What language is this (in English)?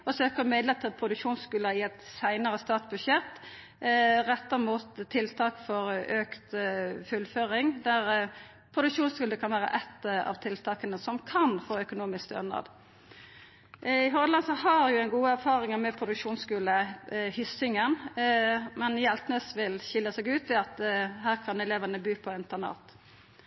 Norwegian Nynorsk